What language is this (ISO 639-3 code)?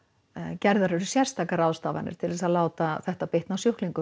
isl